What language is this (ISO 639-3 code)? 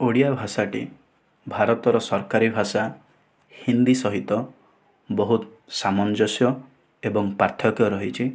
ori